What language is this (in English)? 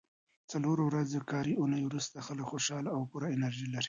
Pashto